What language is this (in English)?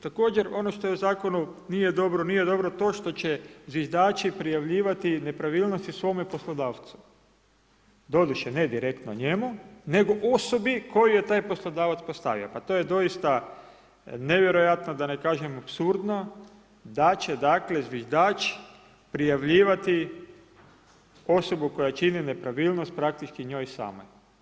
Croatian